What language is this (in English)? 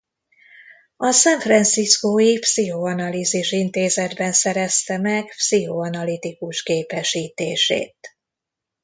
Hungarian